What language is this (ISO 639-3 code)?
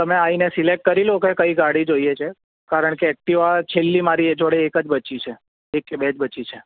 guj